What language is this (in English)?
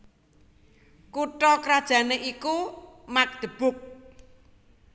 Javanese